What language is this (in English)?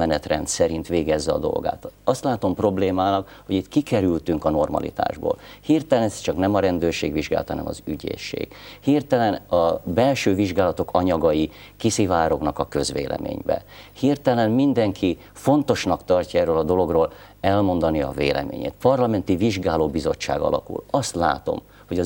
Hungarian